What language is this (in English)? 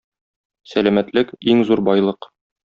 Tatar